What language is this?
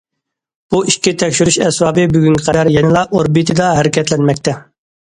Uyghur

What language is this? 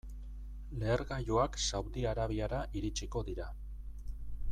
Basque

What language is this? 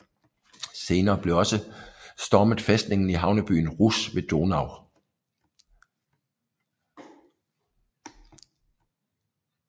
Danish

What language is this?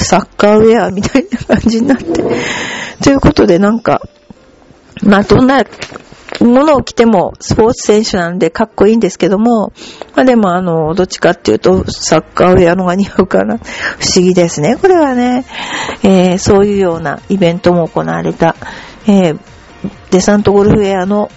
Japanese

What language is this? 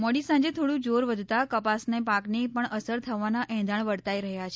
Gujarati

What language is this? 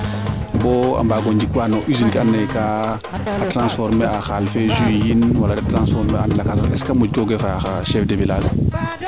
Serer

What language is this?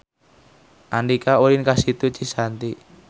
Sundanese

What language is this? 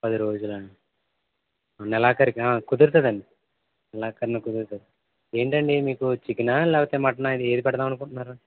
Telugu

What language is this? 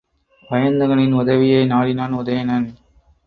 Tamil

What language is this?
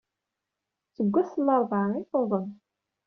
Kabyle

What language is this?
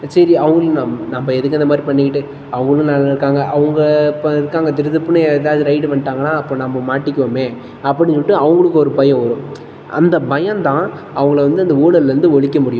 Tamil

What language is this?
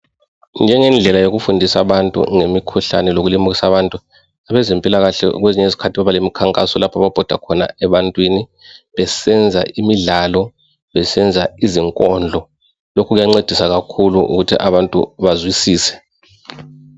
North Ndebele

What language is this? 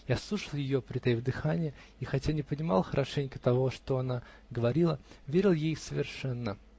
Russian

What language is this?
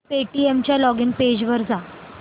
Marathi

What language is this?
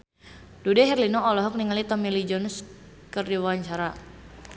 Sundanese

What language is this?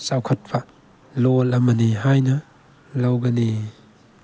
Manipuri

